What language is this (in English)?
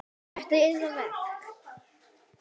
Icelandic